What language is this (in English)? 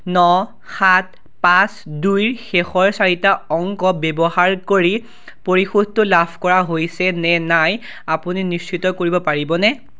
Assamese